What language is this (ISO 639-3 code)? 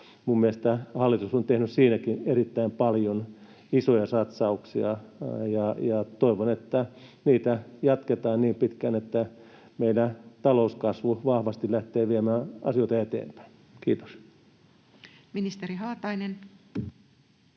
fin